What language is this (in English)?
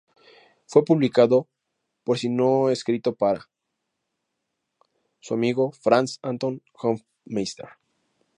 Spanish